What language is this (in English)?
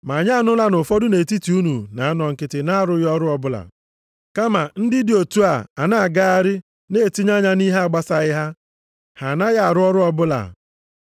Igbo